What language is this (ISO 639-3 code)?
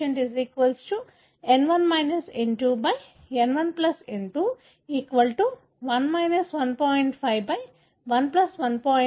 tel